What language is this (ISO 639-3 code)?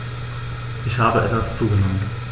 deu